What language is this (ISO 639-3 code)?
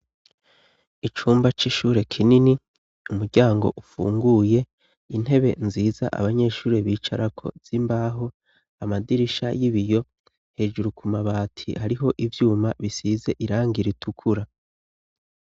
run